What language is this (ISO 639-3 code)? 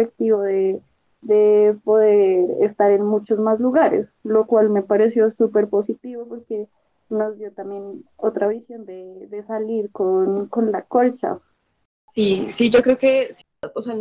spa